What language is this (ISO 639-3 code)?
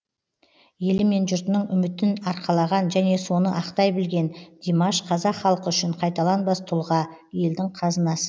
kaz